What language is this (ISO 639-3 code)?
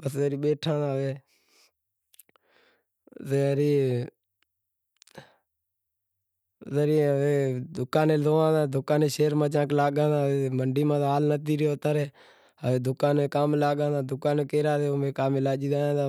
kxp